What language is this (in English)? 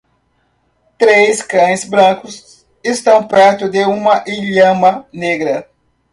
Portuguese